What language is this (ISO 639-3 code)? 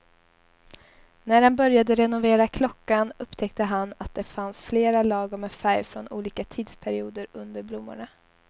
swe